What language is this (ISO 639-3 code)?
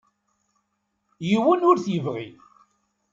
kab